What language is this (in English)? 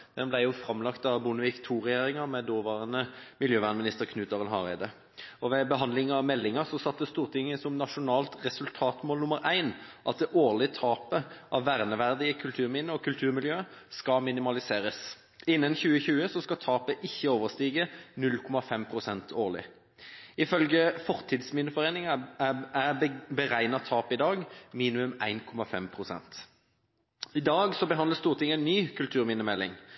Norwegian Bokmål